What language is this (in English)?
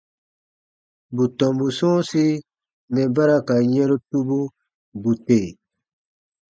Baatonum